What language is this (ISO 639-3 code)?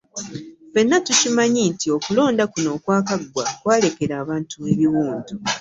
lug